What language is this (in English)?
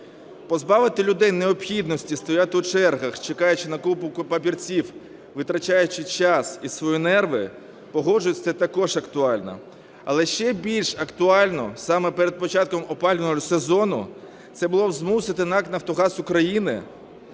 Ukrainian